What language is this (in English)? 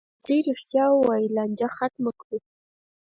Pashto